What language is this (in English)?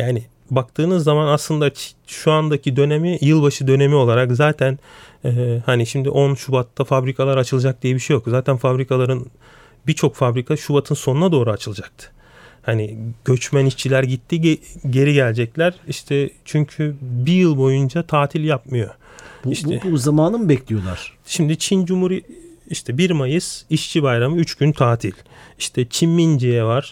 Turkish